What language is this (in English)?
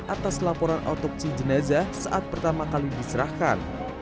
Indonesian